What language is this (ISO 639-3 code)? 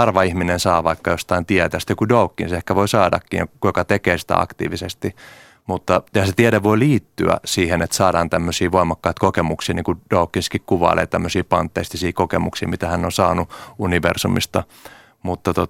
fin